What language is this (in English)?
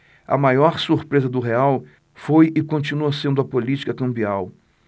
Portuguese